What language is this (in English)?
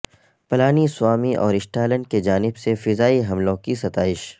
Urdu